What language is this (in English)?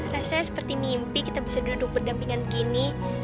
Indonesian